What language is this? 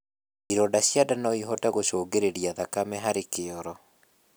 Kikuyu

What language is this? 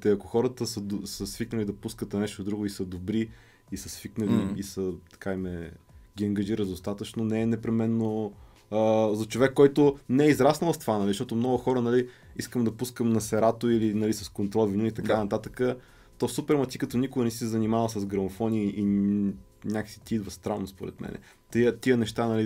Bulgarian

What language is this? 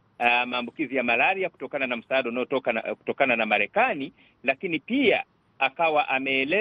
Swahili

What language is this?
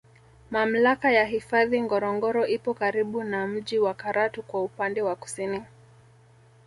Swahili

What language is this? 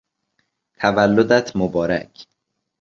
Persian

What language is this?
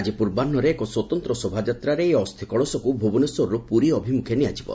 Odia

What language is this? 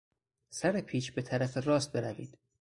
Persian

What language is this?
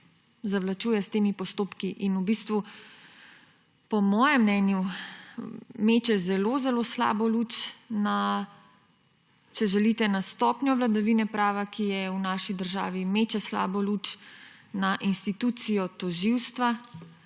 Slovenian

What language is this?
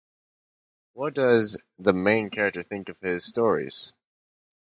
English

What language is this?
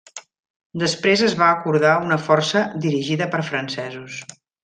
Catalan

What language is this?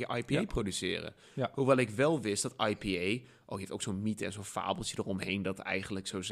Dutch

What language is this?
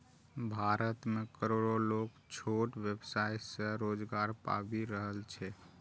Maithili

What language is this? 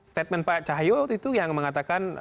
Indonesian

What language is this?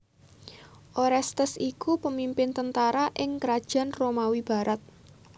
Javanese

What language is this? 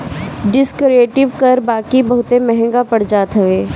Bhojpuri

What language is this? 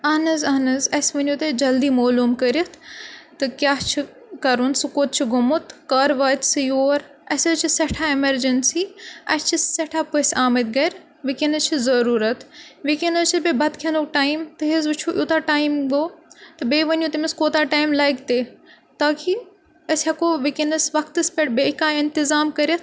Kashmiri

